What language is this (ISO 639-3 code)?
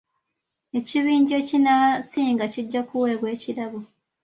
lug